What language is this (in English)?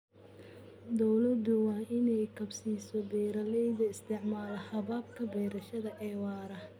Somali